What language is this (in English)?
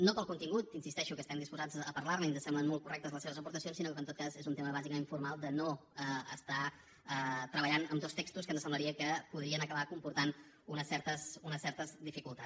Catalan